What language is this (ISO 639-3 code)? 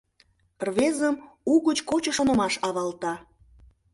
chm